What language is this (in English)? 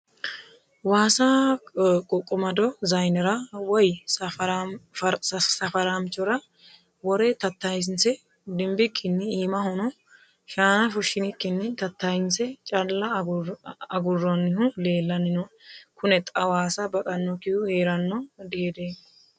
Sidamo